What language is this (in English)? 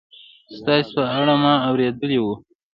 Pashto